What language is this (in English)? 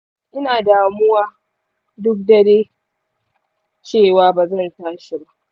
Hausa